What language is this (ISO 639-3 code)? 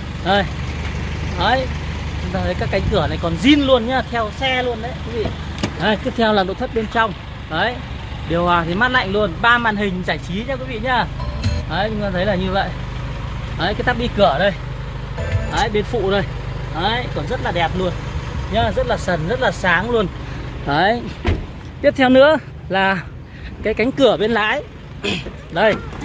vie